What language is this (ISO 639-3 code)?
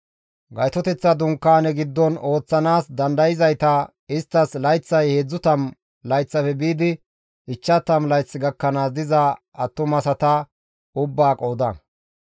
gmv